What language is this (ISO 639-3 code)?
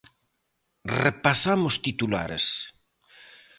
glg